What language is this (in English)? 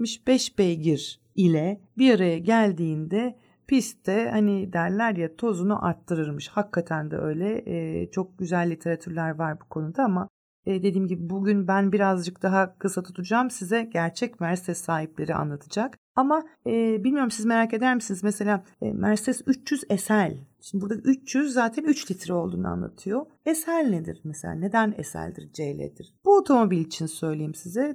Turkish